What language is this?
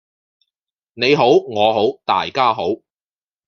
Cantonese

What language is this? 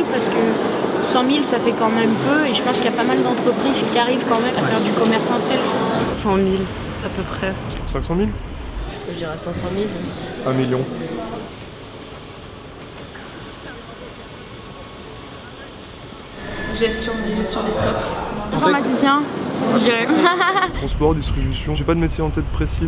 French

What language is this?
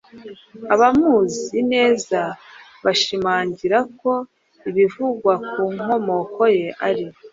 Kinyarwanda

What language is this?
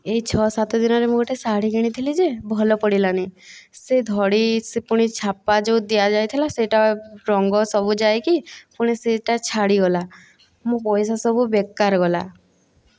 Odia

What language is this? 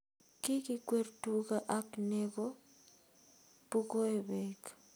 Kalenjin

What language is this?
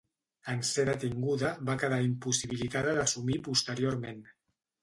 Catalan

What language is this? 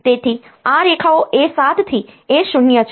Gujarati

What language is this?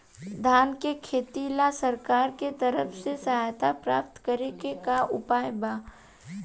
Bhojpuri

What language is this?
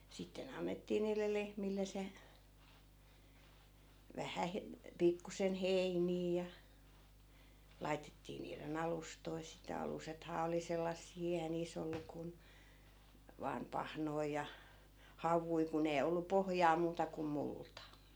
Finnish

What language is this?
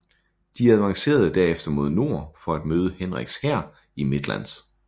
Danish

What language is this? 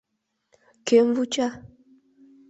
Mari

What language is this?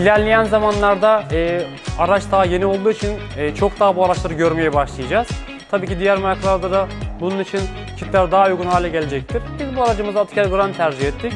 Turkish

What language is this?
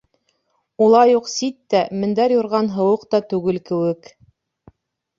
Bashkir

